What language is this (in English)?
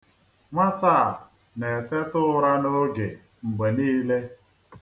Igbo